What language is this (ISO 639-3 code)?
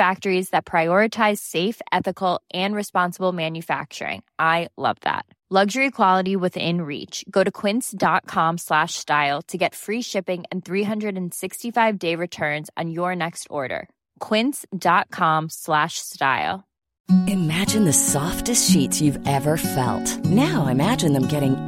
fas